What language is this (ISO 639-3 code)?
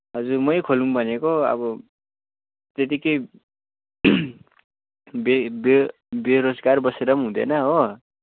nep